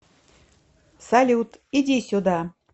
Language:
Russian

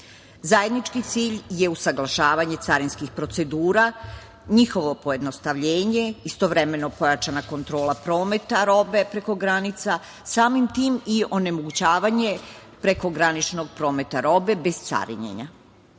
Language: Serbian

